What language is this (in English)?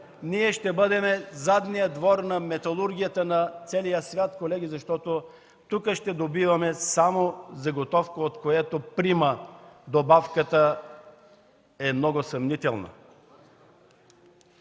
Bulgarian